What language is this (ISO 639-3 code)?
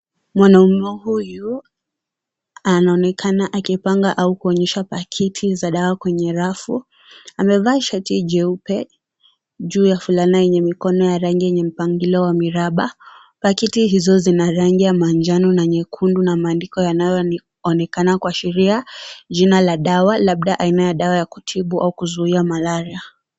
swa